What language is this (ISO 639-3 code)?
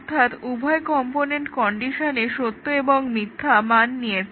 ben